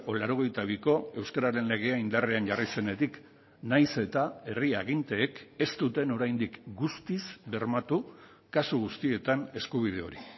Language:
Basque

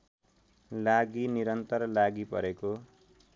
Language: Nepali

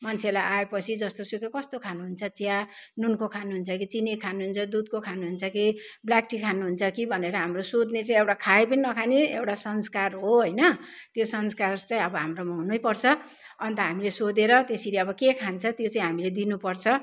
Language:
Nepali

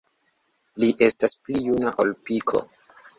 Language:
Esperanto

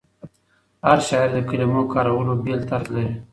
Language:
Pashto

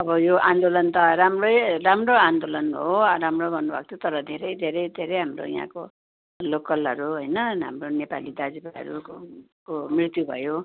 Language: Nepali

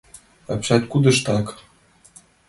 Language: Mari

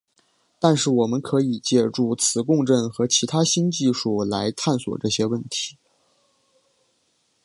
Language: Chinese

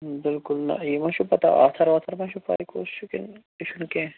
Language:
Kashmiri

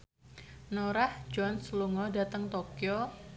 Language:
Javanese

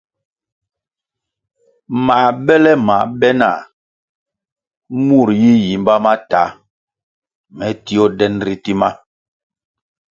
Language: Kwasio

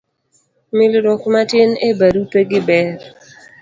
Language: Luo (Kenya and Tanzania)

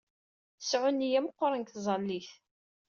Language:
Kabyle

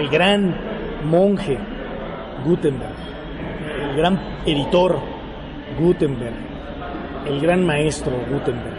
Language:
Spanish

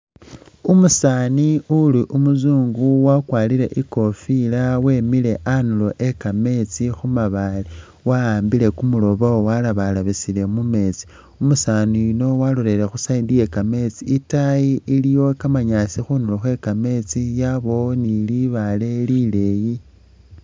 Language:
Masaaba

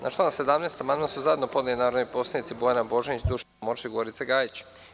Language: Serbian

